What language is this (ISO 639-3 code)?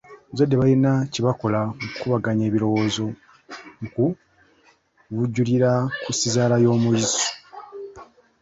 lug